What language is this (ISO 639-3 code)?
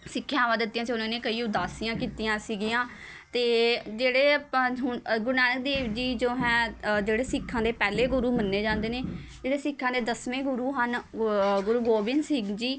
pan